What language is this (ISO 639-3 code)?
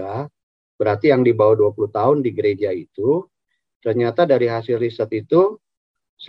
ind